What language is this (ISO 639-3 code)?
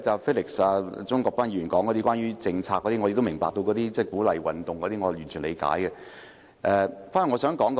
yue